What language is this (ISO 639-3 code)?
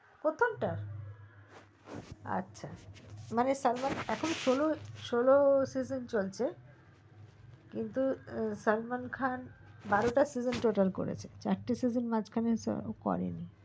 ben